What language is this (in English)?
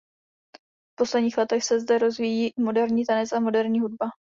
Czech